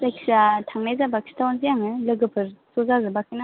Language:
Bodo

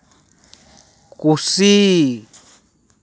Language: Santali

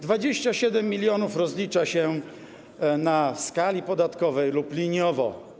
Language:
Polish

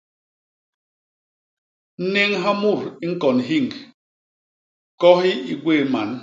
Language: Basaa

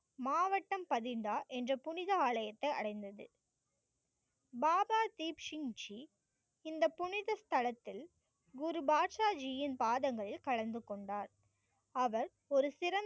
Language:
Tamil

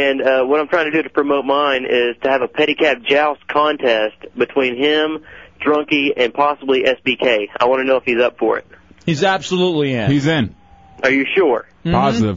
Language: English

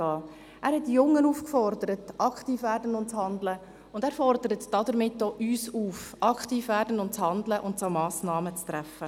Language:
Swiss German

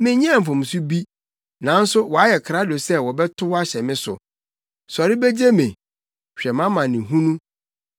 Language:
Akan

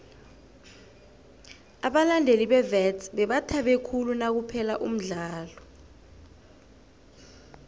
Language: South Ndebele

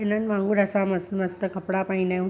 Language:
Sindhi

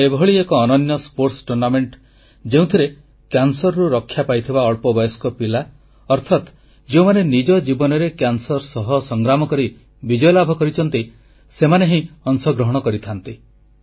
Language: Odia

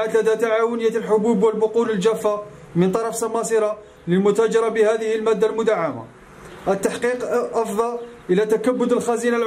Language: Arabic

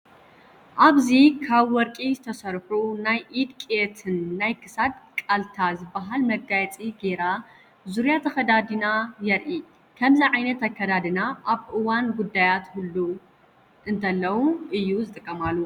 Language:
Tigrinya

